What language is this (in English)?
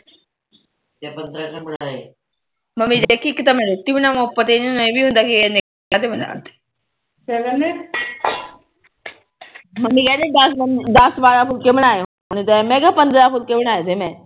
Punjabi